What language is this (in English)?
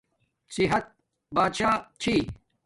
Domaaki